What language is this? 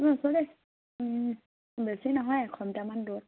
Assamese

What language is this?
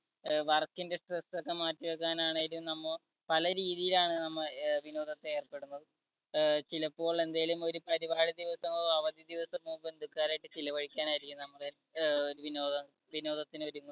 Malayalam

